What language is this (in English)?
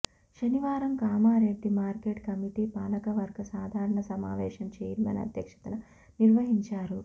Telugu